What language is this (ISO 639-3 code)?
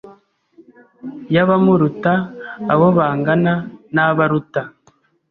kin